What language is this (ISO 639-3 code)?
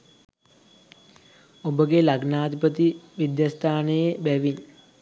sin